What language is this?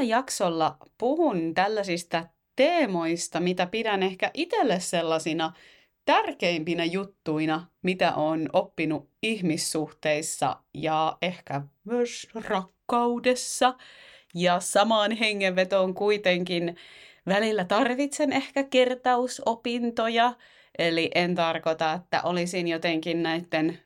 Finnish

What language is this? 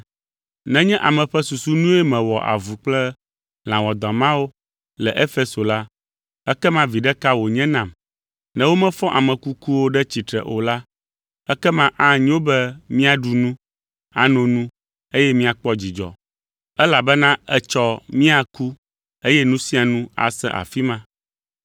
Ewe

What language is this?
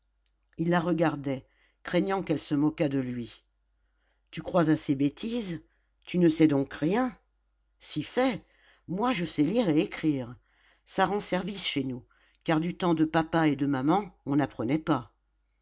French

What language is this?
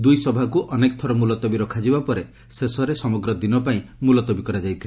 Odia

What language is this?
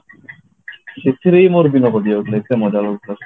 Odia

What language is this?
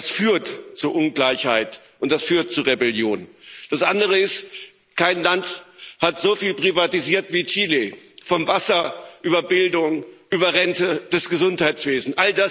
German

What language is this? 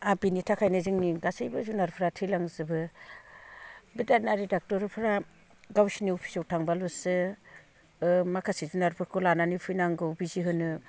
Bodo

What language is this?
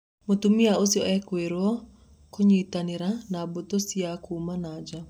Kikuyu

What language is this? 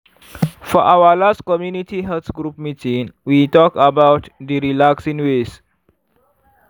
Nigerian Pidgin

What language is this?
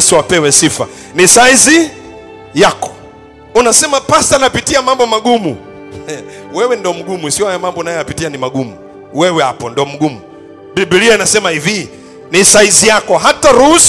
Swahili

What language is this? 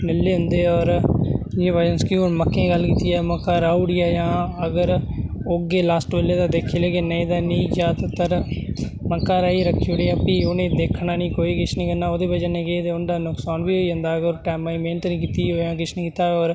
Dogri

